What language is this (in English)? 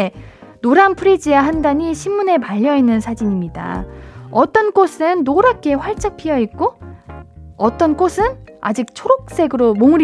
Korean